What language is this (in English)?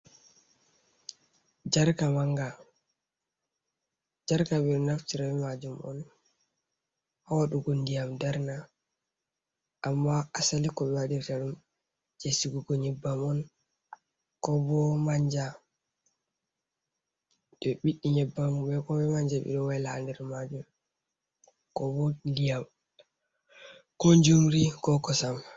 Fula